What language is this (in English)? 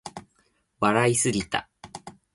Japanese